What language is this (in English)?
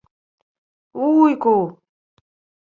Ukrainian